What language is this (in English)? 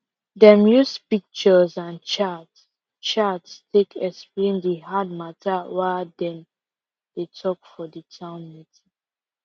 Nigerian Pidgin